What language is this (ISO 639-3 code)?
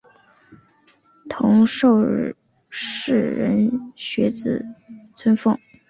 zho